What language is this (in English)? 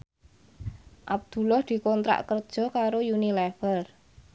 Javanese